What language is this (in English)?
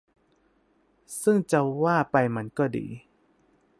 Thai